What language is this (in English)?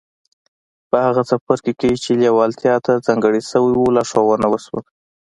Pashto